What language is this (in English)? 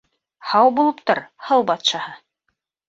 Bashkir